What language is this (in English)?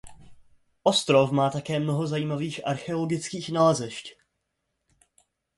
Czech